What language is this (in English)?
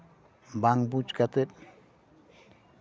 Santali